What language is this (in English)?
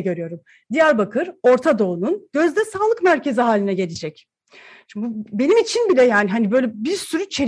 Turkish